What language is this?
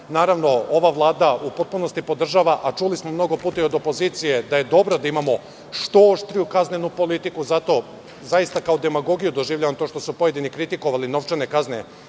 Serbian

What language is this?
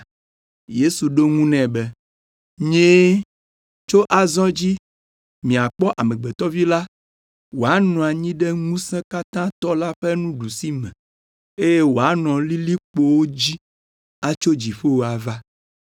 Ewe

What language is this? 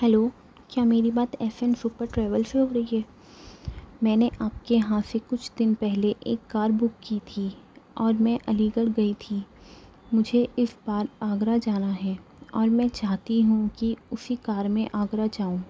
Urdu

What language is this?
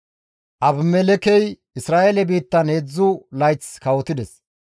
Gamo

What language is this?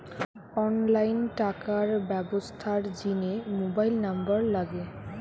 Bangla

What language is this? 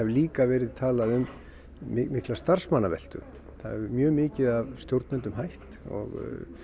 Icelandic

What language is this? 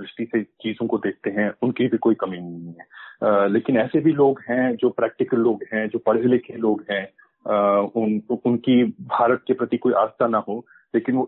Hindi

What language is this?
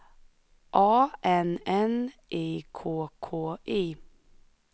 Swedish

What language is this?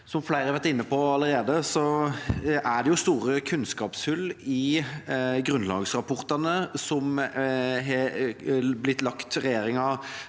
Norwegian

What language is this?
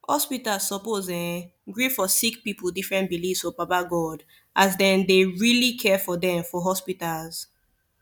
Nigerian Pidgin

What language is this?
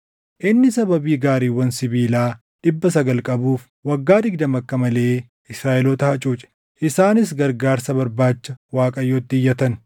Oromo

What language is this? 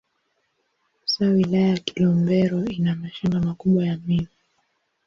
Swahili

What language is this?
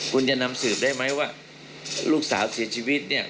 Thai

